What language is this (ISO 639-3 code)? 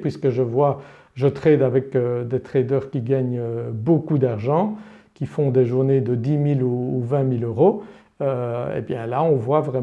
fra